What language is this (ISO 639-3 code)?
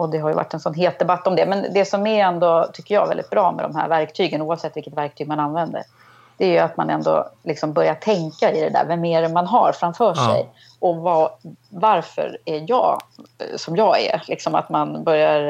swe